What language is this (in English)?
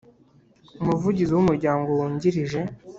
Kinyarwanda